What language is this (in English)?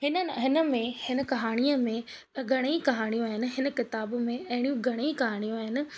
Sindhi